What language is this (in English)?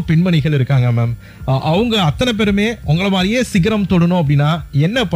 Tamil